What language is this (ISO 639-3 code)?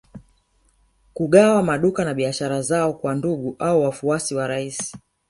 swa